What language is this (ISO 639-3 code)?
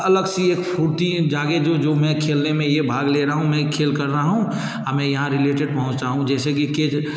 hin